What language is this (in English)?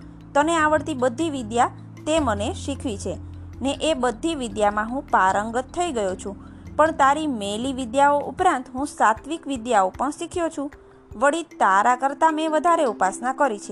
Gujarati